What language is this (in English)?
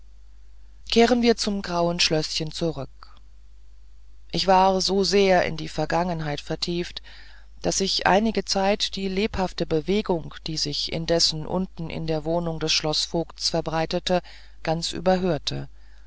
German